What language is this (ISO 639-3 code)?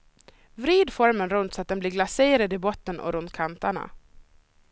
swe